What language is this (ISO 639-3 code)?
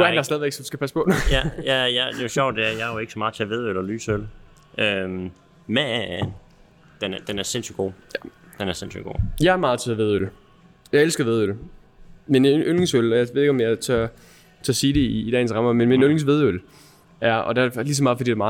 dan